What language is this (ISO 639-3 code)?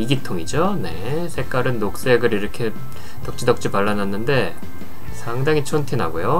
kor